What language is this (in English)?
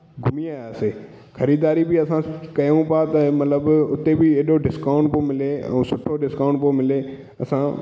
Sindhi